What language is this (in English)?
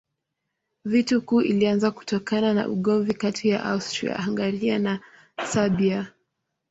Swahili